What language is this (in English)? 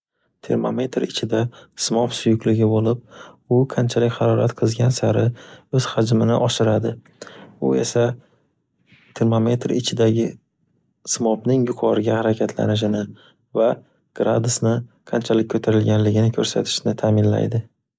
Uzbek